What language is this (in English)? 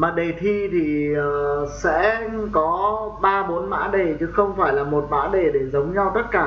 Vietnamese